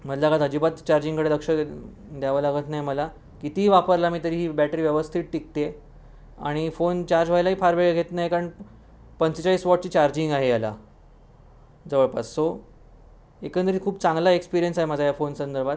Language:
Marathi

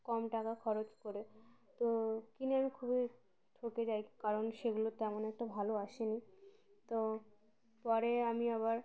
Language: Bangla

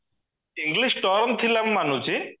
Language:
Odia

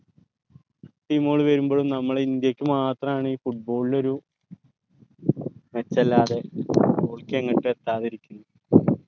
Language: Malayalam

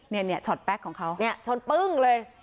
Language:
Thai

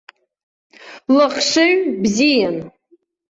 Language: Abkhazian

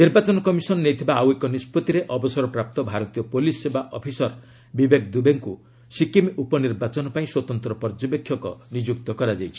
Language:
Odia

